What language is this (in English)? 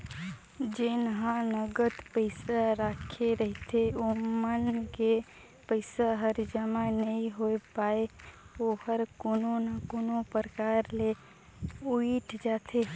Chhattisgarhi